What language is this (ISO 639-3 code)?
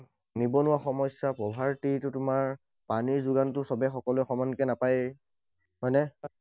asm